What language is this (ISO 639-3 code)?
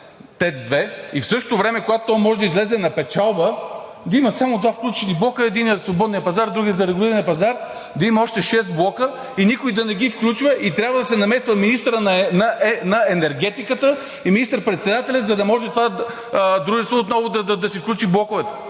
bul